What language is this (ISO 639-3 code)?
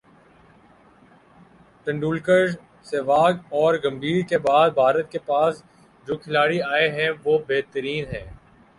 urd